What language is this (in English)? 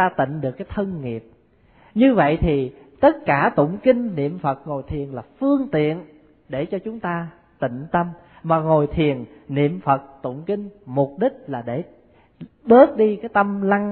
Vietnamese